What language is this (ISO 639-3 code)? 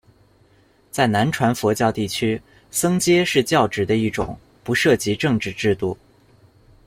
zho